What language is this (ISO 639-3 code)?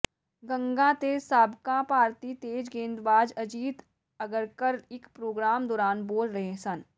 pan